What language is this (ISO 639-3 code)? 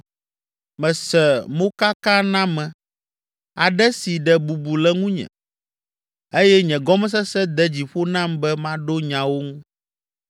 ewe